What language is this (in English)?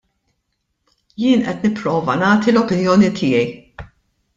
Maltese